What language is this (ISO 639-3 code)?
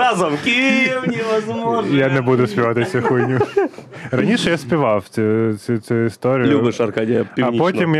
ukr